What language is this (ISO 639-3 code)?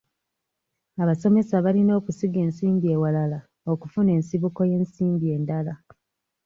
lug